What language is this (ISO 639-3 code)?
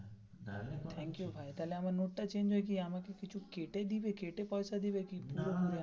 ben